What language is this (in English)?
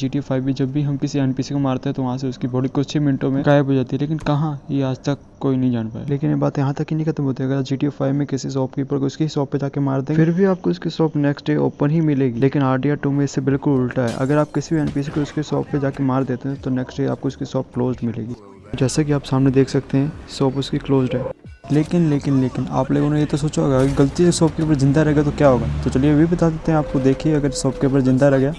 Hindi